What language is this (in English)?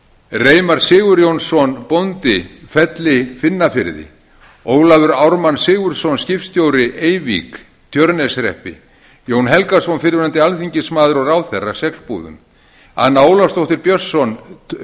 Icelandic